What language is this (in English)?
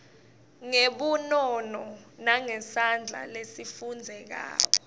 Swati